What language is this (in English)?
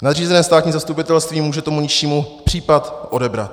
Czech